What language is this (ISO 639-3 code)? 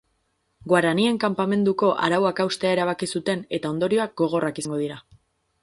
eus